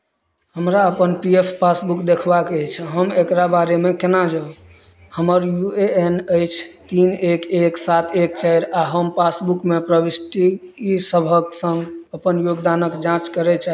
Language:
Maithili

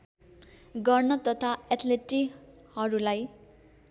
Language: Nepali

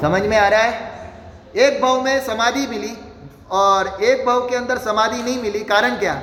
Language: Hindi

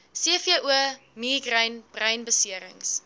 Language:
Afrikaans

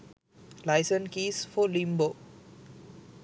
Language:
Sinhala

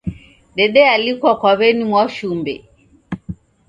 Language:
Taita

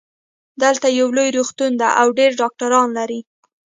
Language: Pashto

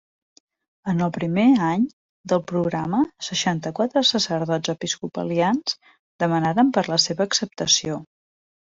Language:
Catalan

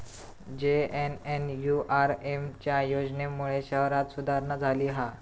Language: Marathi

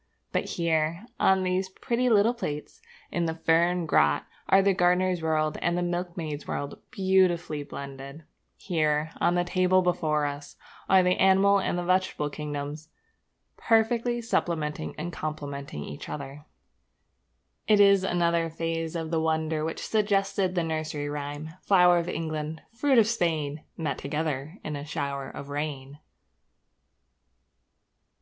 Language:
English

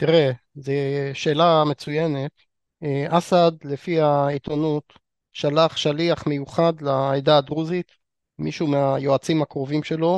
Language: Hebrew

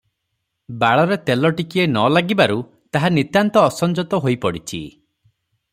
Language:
Odia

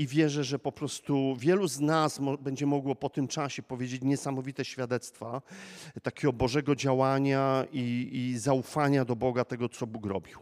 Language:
Polish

